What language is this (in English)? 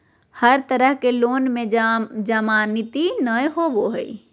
Magahi